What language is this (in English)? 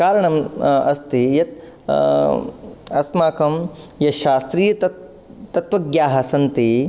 Sanskrit